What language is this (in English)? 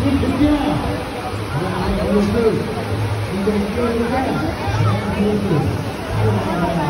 Gujarati